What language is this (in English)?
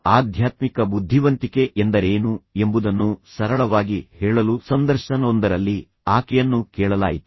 Kannada